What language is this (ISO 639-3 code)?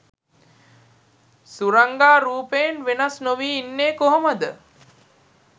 sin